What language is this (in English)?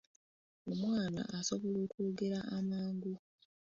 Ganda